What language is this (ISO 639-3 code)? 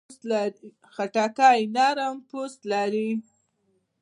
pus